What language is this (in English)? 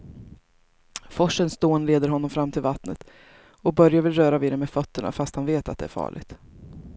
Swedish